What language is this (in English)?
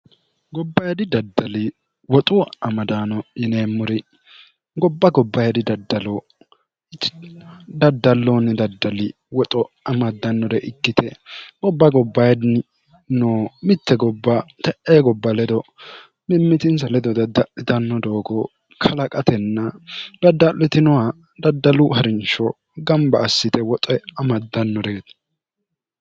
Sidamo